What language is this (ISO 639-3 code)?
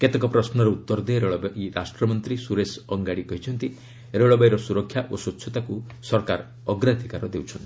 ori